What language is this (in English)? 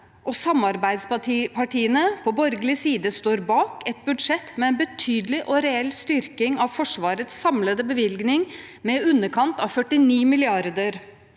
Norwegian